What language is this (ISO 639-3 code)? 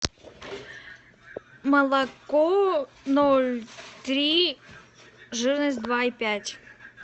rus